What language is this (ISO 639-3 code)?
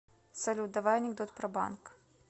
rus